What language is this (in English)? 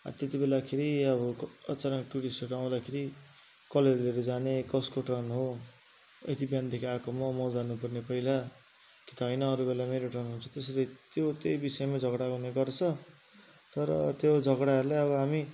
Nepali